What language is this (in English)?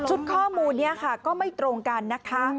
Thai